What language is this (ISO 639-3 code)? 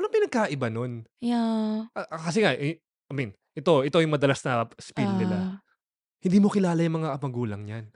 fil